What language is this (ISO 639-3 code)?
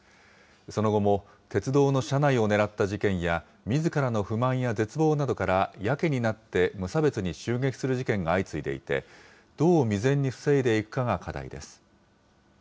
jpn